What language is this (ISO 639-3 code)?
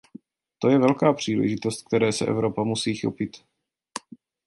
ces